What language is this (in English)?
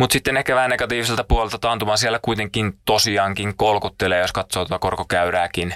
Finnish